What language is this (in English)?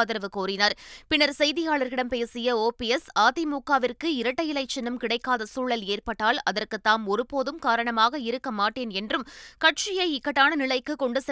Tamil